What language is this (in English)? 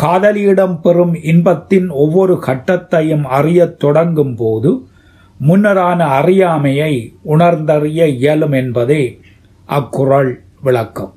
Tamil